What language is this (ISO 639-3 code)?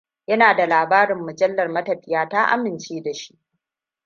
hau